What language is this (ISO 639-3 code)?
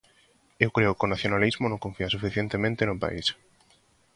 glg